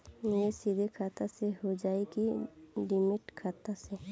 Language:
Bhojpuri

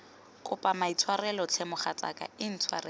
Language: Tswana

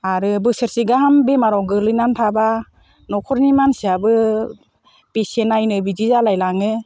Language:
Bodo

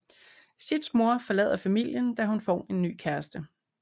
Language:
Danish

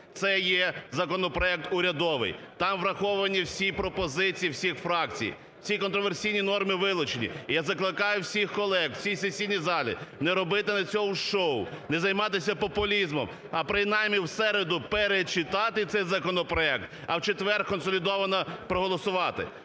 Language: Ukrainian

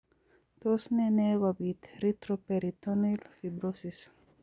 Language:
Kalenjin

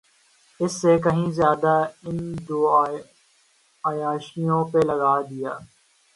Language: Urdu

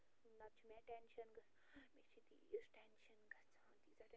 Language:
Kashmiri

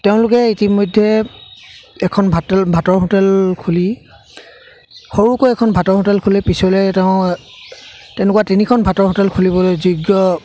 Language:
Assamese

